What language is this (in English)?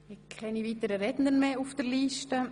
Swiss German